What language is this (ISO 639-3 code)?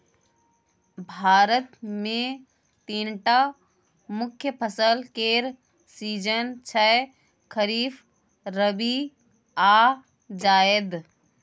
mai